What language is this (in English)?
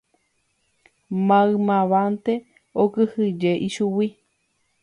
Guarani